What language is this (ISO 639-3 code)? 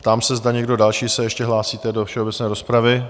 ces